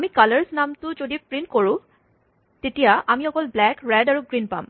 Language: Assamese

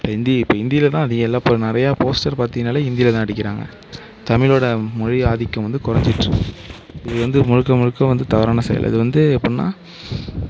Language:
Tamil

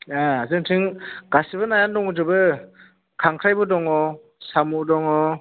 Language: Bodo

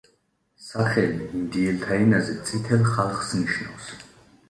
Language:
Georgian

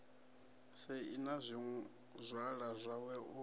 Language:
Venda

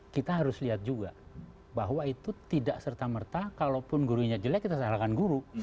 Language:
Indonesian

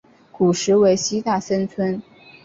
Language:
Chinese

